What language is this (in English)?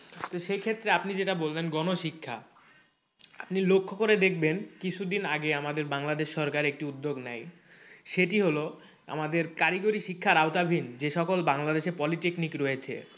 Bangla